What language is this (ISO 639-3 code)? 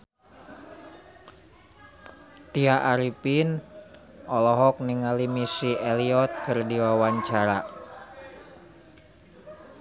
sun